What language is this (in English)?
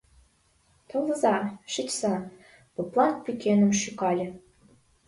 Mari